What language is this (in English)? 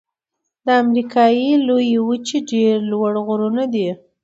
Pashto